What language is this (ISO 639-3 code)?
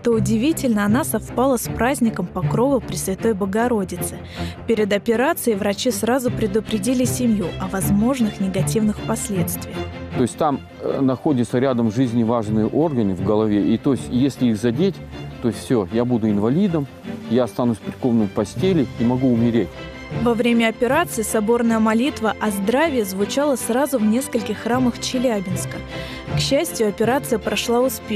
rus